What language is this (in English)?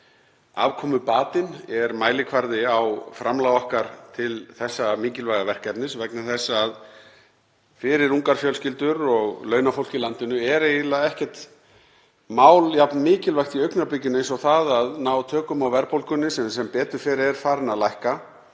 Icelandic